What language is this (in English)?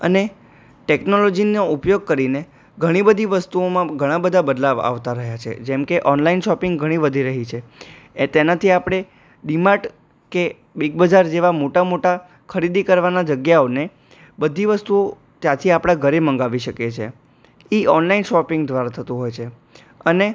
Gujarati